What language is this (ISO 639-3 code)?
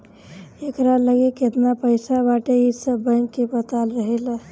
bho